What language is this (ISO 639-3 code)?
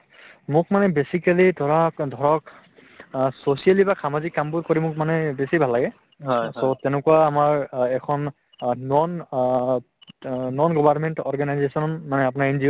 asm